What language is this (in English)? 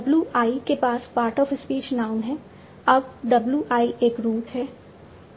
Hindi